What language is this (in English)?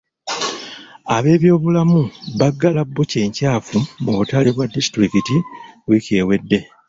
Ganda